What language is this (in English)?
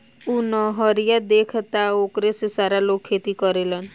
Bhojpuri